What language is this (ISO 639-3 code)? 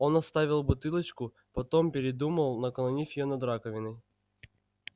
rus